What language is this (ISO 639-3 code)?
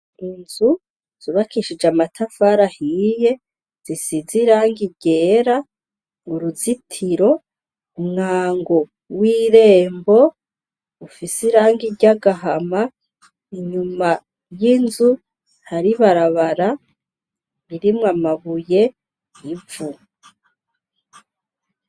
run